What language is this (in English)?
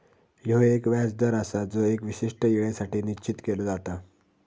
Marathi